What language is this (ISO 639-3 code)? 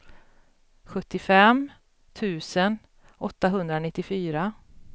swe